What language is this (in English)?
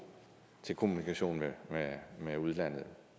Danish